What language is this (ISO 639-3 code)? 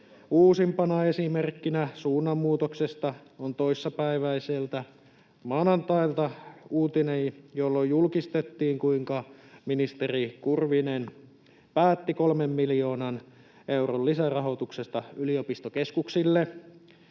fin